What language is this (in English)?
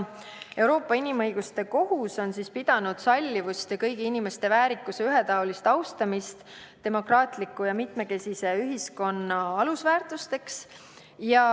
Estonian